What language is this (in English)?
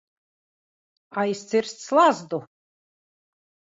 Latvian